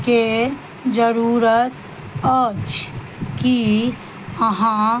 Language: Maithili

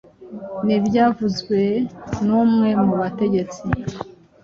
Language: Kinyarwanda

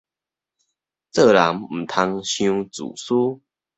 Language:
Min Nan Chinese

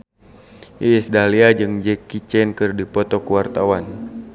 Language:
Sundanese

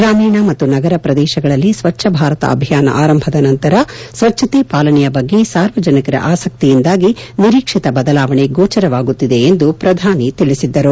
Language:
Kannada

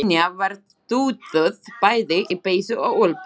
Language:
Icelandic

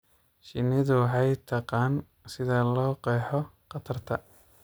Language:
Somali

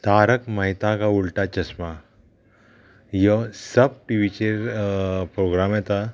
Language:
Konkani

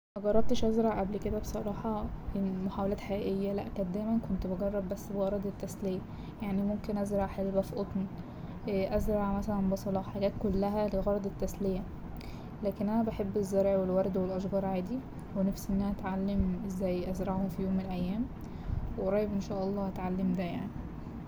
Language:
Egyptian Arabic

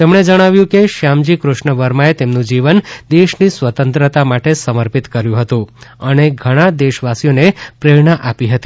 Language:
Gujarati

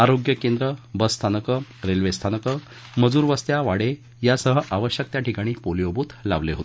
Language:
Marathi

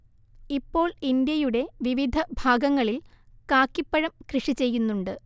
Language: Malayalam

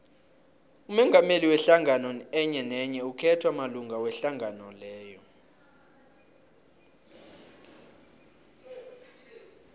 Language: South Ndebele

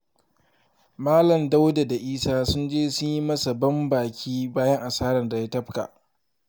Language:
Hausa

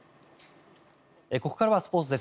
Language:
Japanese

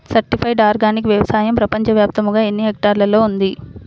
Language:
Telugu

